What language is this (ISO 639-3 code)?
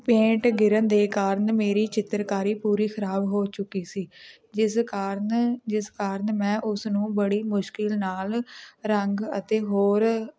pan